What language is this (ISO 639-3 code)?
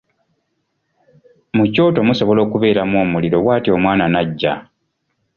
lug